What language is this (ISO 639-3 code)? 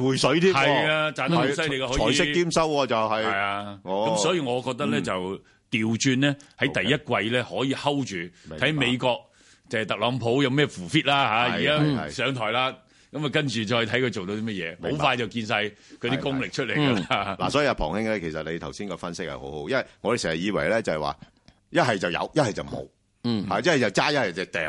zho